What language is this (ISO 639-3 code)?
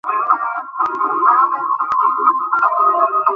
ben